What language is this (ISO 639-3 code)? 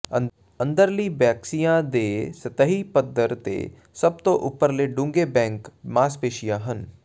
pan